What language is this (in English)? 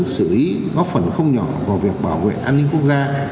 Vietnamese